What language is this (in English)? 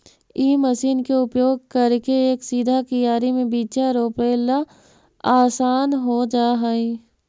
Magahi